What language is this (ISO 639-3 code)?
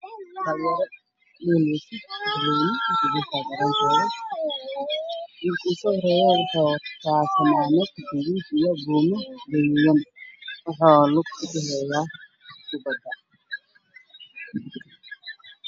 som